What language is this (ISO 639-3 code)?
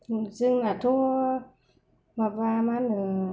brx